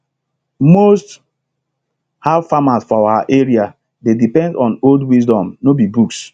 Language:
Nigerian Pidgin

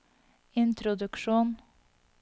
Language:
Norwegian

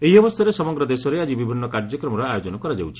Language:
Odia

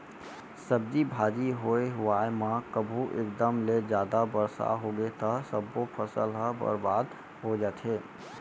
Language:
Chhattisgarhi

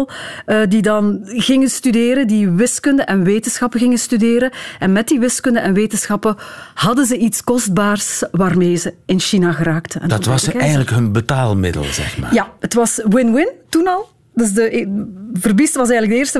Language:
Dutch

